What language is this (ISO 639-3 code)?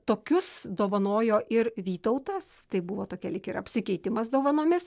lit